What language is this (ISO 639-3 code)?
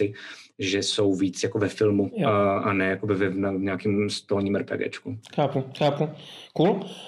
ces